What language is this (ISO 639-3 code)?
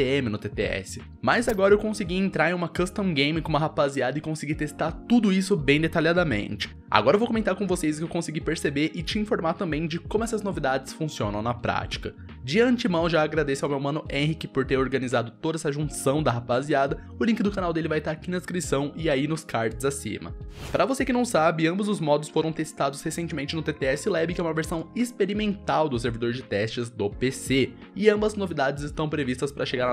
por